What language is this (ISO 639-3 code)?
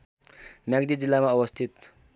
nep